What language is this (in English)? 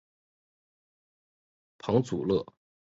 Chinese